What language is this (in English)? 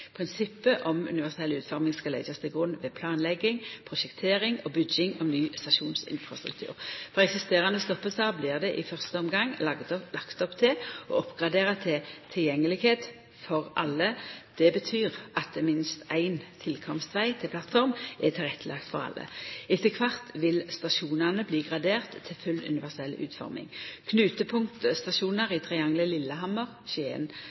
Norwegian Nynorsk